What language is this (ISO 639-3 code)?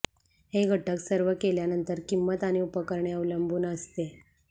mar